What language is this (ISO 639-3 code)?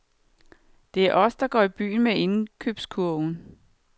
dan